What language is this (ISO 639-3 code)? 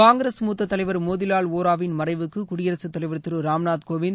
tam